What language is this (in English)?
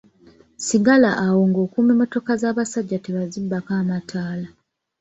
Ganda